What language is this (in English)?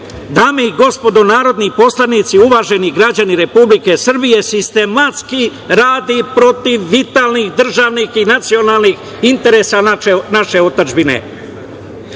Serbian